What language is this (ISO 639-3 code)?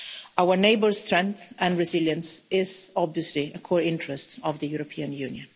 eng